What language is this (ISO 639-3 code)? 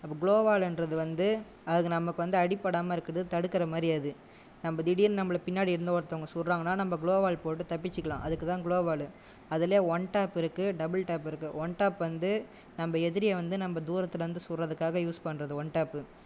tam